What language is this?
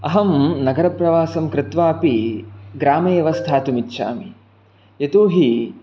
Sanskrit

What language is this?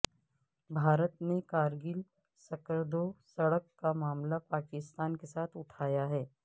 Urdu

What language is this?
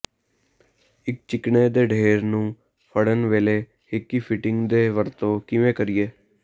Punjabi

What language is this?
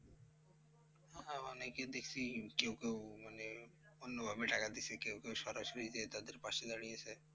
Bangla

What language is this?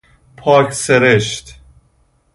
Persian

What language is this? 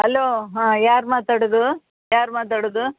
Kannada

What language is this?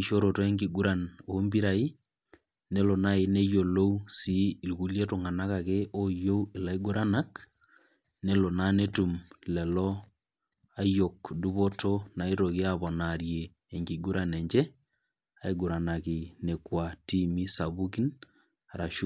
Masai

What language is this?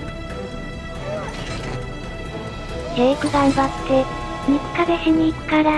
Japanese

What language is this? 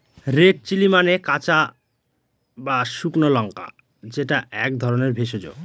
Bangla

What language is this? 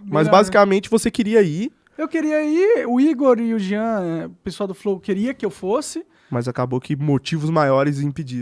Portuguese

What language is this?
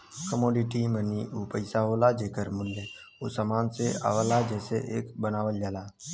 Bhojpuri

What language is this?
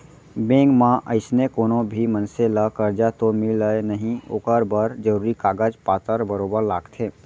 Chhattisgarhi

